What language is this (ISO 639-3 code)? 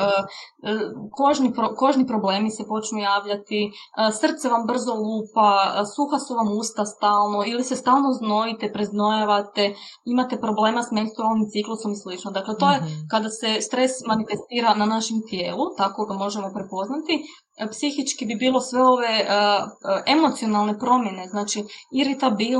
hrv